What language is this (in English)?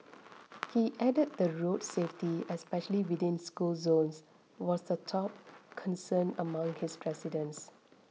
English